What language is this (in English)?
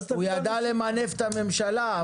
Hebrew